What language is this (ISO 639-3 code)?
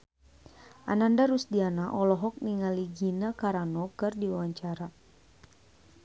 sun